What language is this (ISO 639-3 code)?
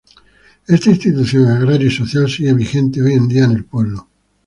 spa